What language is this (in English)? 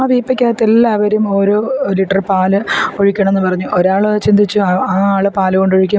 Malayalam